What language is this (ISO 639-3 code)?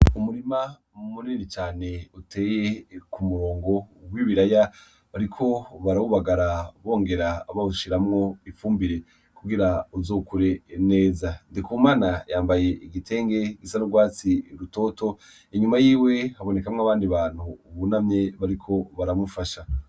run